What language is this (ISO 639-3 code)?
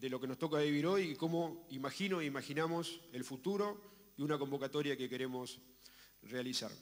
spa